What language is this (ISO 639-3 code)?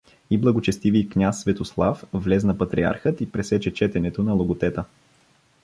bul